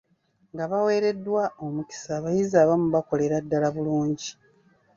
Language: Ganda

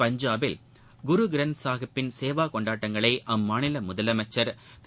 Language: Tamil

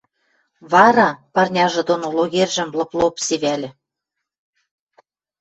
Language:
Western Mari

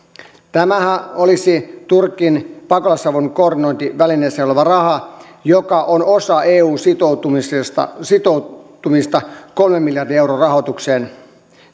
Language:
Finnish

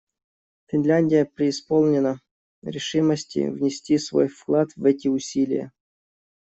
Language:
Russian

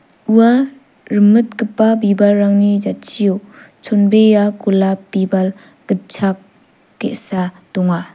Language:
Garo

